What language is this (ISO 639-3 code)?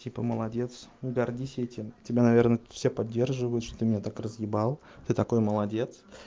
rus